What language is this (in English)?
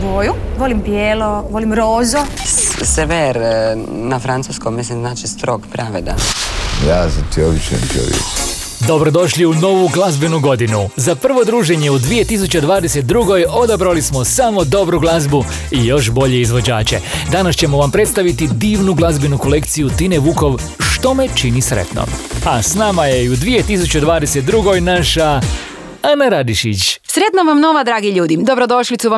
Croatian